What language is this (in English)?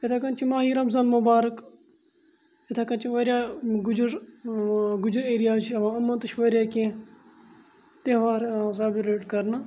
Kashmiri